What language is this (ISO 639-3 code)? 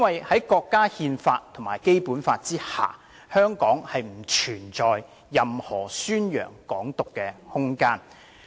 yue